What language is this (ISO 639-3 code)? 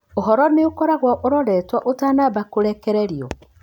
kik